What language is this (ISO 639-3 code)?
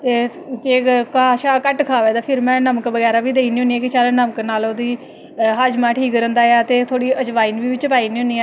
doi